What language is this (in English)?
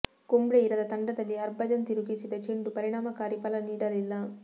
Kannada